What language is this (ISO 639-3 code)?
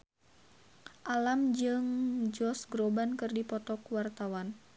sun